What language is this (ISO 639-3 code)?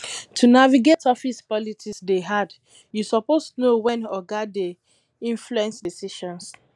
pcm